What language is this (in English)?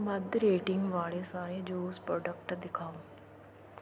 Punjabi